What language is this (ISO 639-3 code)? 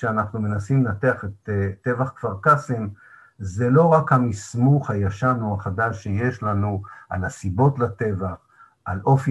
heb